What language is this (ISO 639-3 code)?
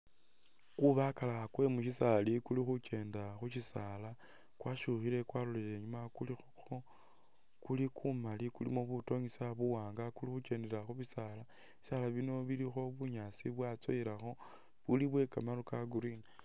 myx